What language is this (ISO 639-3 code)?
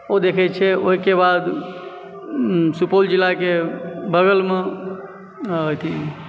mai